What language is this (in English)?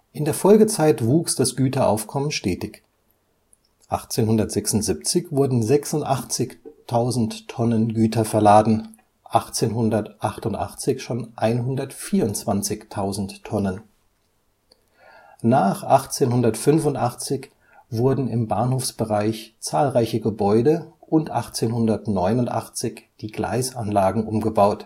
German